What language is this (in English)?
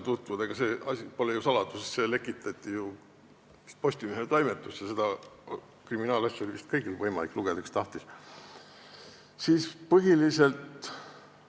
Estonian